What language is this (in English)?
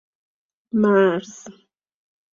Persian